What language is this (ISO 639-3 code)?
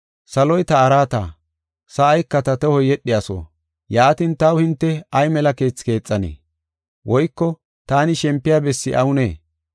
gof